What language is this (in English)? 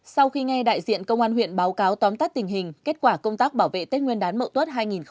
Vietnamese